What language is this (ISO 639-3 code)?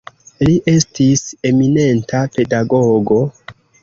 epo